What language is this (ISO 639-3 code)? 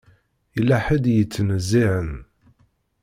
kab